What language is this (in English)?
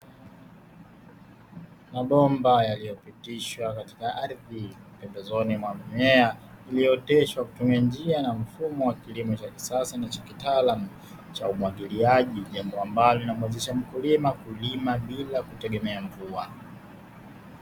Swahili